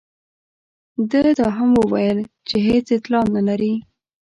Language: Pashto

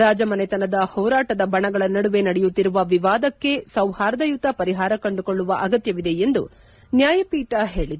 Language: Kannada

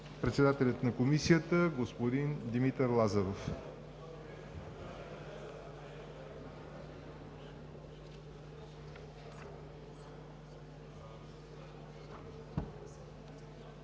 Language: Bulgarian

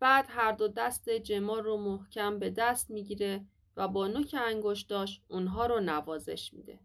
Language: Persian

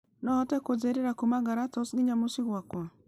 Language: Kikuyu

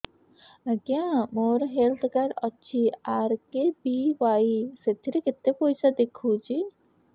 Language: Odia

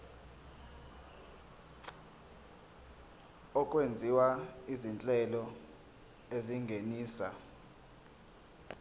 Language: Zulu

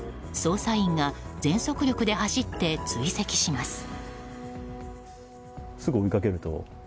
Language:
Japanese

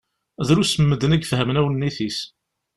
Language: Kabyle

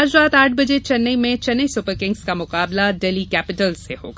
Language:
Hindi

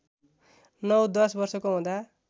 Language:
Nepali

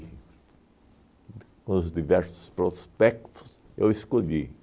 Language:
Portuguese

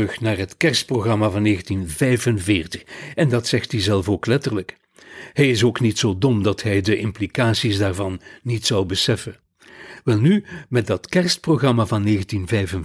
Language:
Dutch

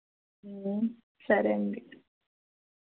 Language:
Telugu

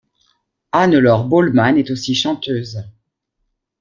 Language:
French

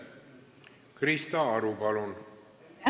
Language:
Estonian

